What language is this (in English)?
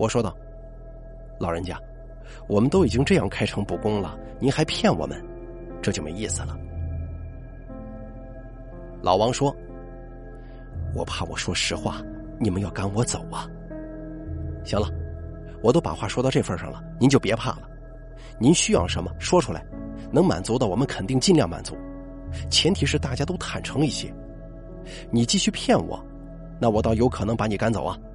Chinese